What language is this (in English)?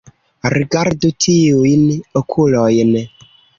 Esperanto